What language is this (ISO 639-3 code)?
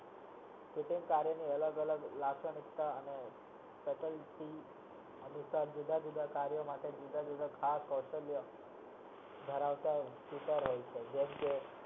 guj